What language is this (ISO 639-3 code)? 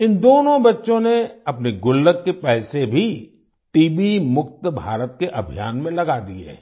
hin